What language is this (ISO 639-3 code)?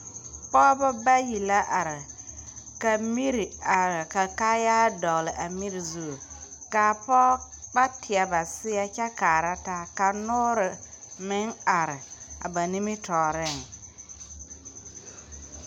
dga